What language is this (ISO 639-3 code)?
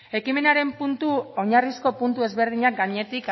eus